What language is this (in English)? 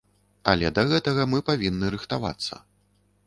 Belarusian